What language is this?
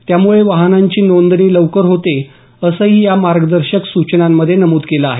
Marathi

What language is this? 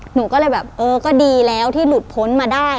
Thai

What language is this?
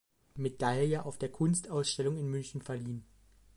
German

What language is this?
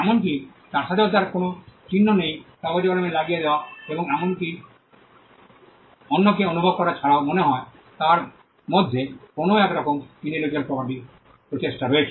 Bangla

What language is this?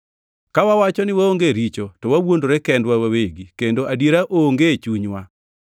Luo (Kenya and Tanzania)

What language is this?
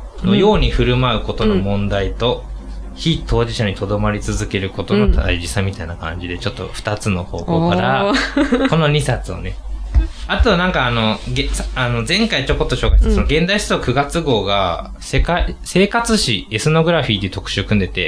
Japanese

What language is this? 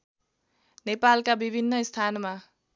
Nepali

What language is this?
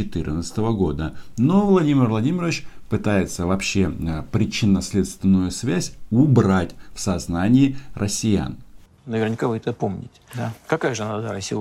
Russian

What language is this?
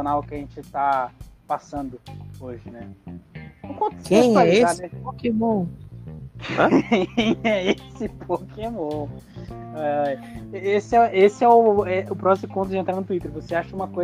Portuguese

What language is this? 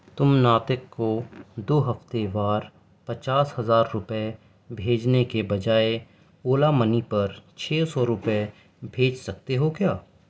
Urdu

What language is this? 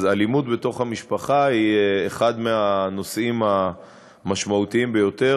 Hebrew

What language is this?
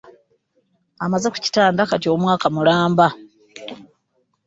Ganda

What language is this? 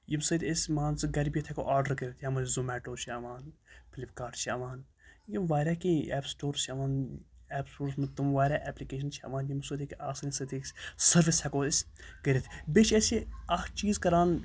Kashmiri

